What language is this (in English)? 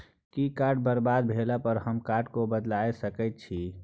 Maithili